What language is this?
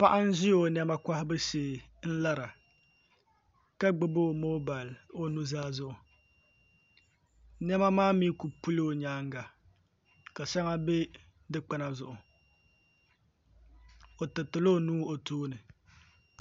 Dagbani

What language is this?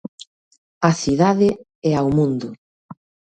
Galician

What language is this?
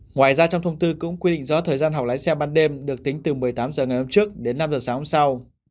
Vietnamese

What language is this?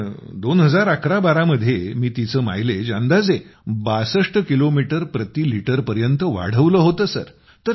Marathi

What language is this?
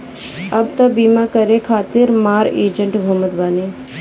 Bhojpuri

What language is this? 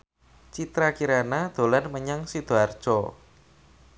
Javanese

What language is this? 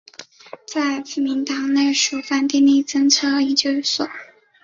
Chinese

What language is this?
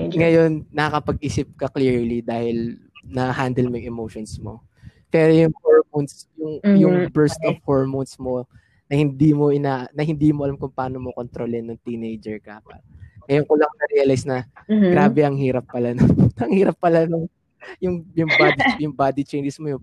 Filipino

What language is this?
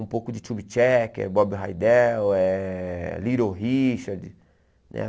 Portuguese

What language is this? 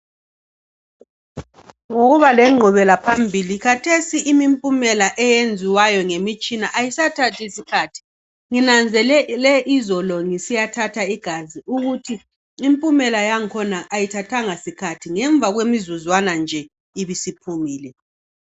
North Ndebele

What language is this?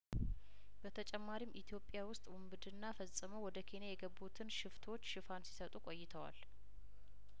Amharic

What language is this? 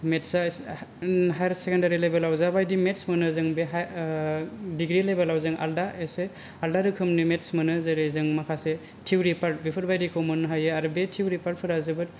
Bodo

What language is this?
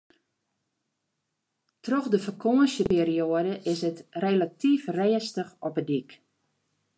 Western Frisian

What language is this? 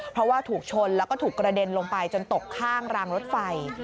Thai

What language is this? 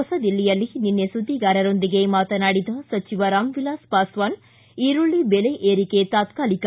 Kannada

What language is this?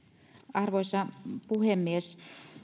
Finnish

